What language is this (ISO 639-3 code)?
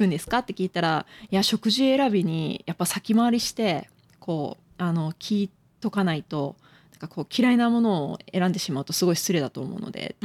jpn